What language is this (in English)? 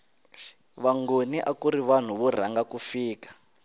Tsonga